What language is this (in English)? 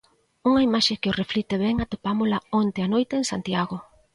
Galician